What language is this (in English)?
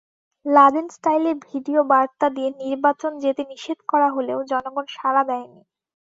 Bangla